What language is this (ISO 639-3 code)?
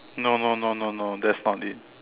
eng